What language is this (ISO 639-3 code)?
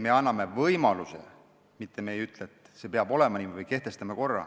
est